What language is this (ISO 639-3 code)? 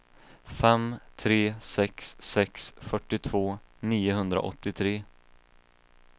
swe